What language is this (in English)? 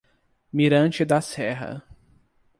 Portuguese